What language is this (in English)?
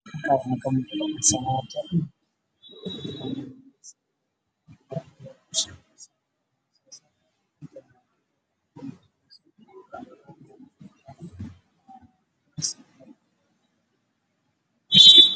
Somali